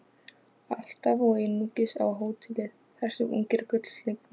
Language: Icelandic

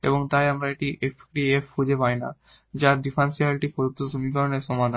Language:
Bangla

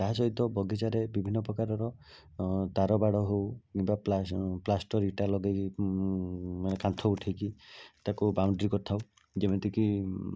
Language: Odia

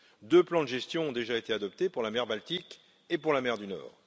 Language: French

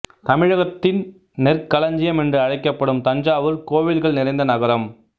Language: Tamil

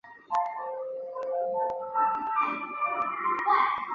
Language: Chinese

